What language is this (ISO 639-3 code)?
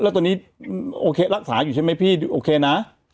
tha